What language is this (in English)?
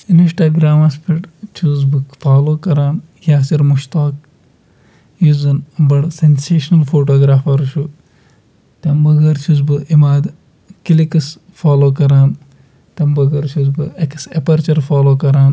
Kashmiri